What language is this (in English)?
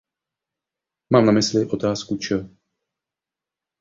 Czech